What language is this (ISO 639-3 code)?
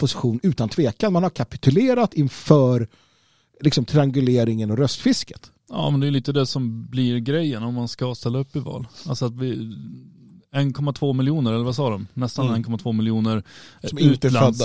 swe